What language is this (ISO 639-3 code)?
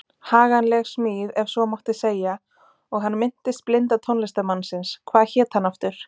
isl